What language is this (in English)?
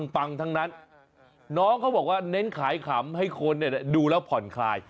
Thai